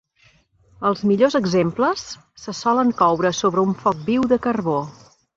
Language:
Catalan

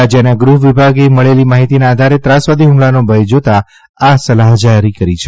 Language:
Gujarati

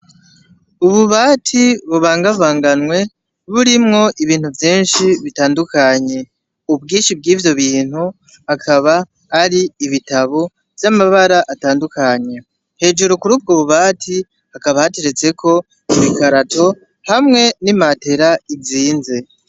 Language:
Rundi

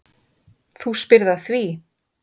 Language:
Icelandic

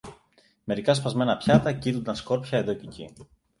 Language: Greek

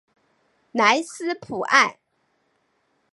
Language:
Chinese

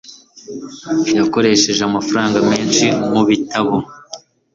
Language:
Kinyarwanda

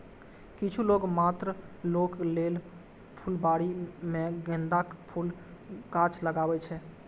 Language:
Maithili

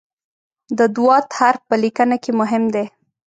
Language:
Pashto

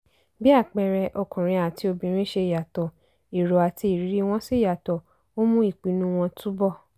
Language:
Yoruba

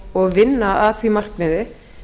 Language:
Icelandic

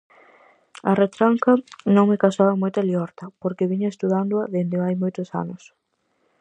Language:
Galician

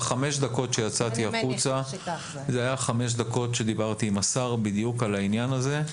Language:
Hebrew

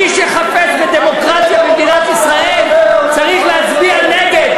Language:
Hebrew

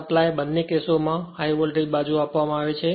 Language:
Gujarati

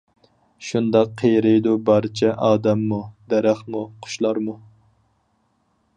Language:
Uyghur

